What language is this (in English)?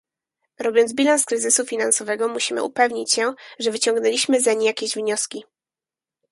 Polish